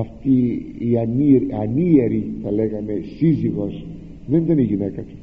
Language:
Greek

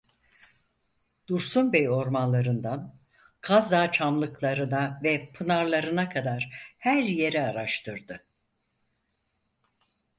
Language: Turkish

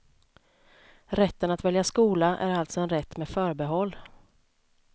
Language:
Swedish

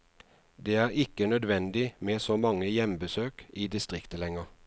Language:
Norwegian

